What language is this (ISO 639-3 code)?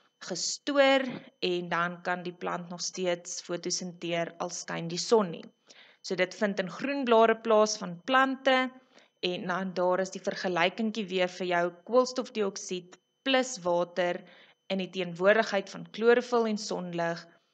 nld